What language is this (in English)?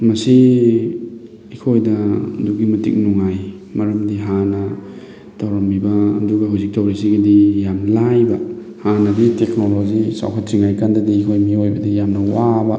Manipuri